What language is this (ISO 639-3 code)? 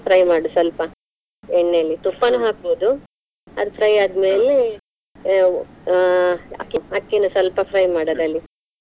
kan